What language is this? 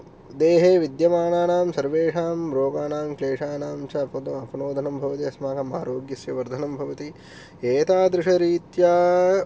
Sanskrit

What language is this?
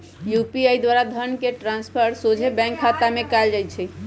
Magahi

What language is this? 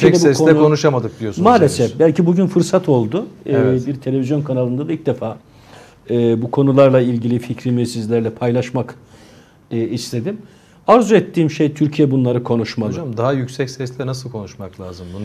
Turkish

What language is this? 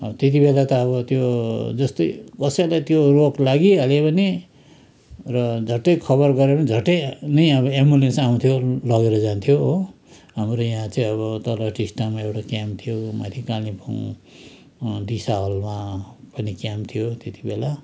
Nepali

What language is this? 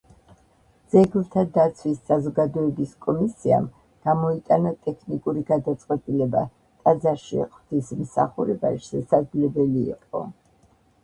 Georgian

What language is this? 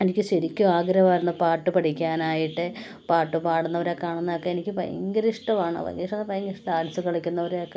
Malayalam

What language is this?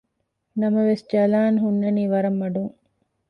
Divehi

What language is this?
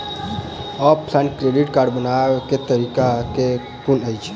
Maithili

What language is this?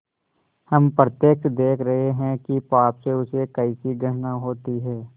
Hindi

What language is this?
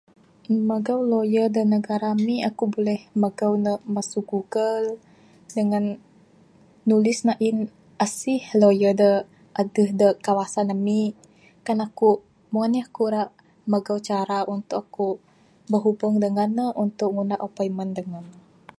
Bukar-Sadung Bidayuh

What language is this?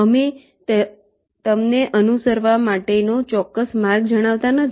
Gujarati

